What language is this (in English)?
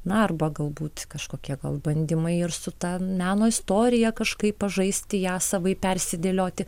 Lithuanian